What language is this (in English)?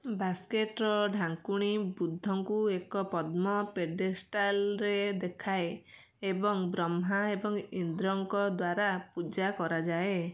Odia